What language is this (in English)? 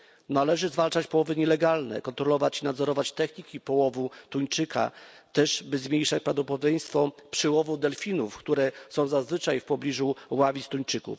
Polish